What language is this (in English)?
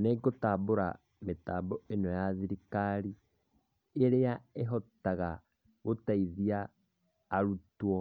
Kikuyu